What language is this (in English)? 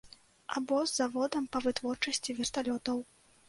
Belarusian